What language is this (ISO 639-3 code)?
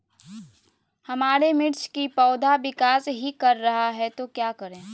mag